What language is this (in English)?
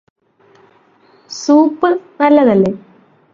Malayalam